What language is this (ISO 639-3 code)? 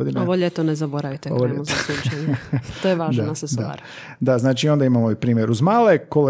hrv